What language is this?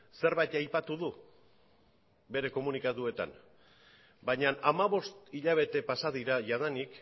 Basque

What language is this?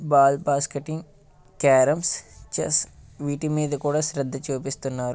Telugu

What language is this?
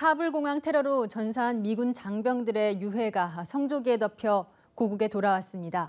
Korean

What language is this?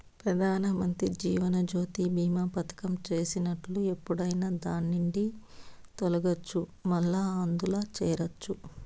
Telugu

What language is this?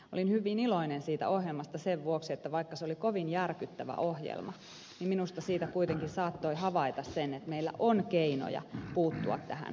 Finnish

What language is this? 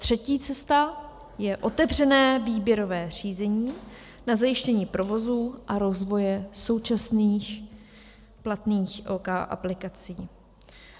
Czech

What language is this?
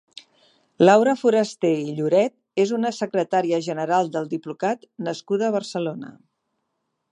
Catalan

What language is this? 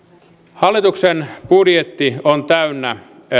Finnish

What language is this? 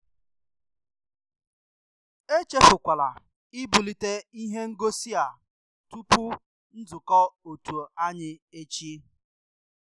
Igbo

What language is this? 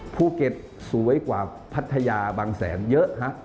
Thai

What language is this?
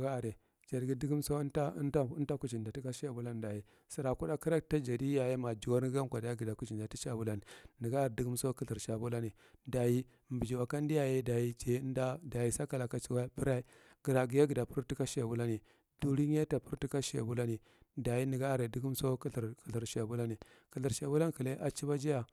Marghi Central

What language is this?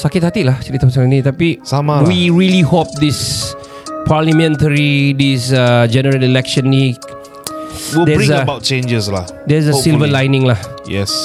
Malay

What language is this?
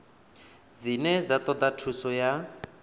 Venda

